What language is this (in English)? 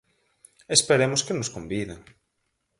Galician